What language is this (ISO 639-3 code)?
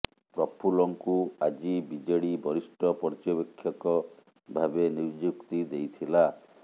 ori